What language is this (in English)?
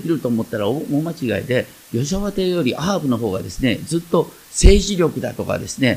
Japanese